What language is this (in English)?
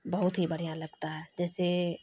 Urdu